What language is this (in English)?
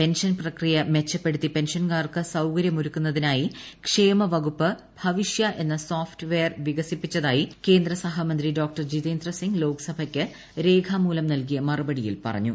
Malayalam